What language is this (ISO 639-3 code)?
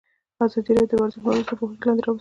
pus